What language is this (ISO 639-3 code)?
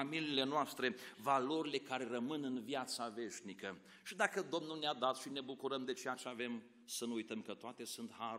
ron